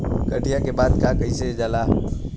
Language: Bhojpuri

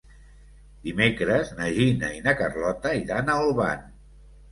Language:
Catalan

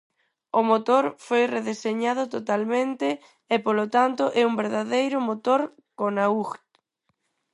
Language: Galician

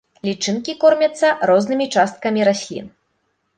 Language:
Belarusian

